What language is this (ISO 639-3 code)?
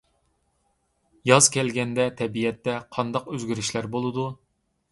uig